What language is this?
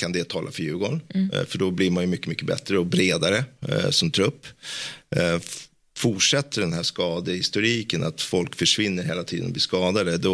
Swedish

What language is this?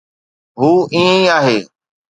Sindhi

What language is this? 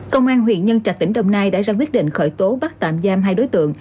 Vietnamese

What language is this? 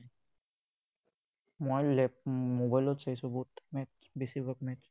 Assamese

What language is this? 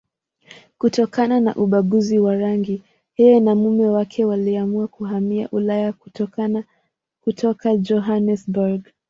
Swahili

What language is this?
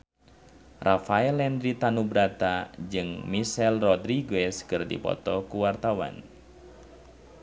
Sundanese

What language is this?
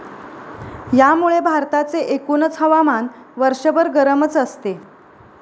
Marathi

